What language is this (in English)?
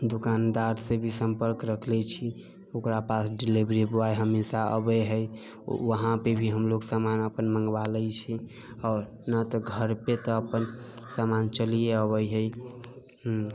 Maithili